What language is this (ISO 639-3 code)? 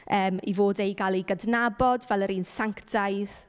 cym